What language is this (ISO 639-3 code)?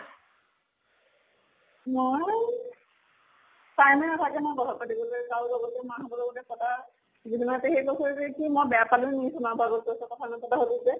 asm